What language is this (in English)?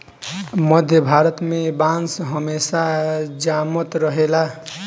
Bhojpuri